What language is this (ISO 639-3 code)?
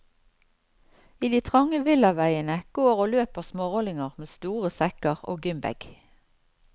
nor